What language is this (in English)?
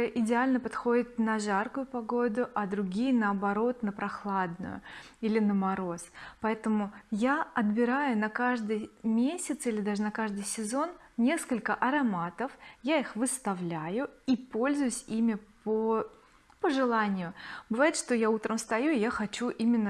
Russian